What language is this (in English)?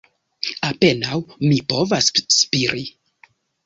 Esperanto